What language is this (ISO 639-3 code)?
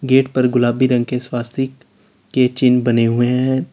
hin